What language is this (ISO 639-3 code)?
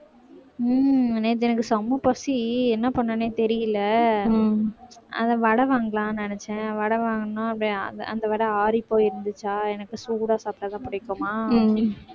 tam